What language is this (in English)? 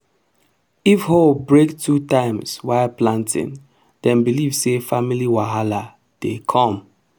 Nigerian Pidgin